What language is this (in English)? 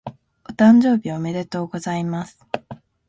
Japanese